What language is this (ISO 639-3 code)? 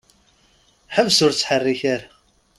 kab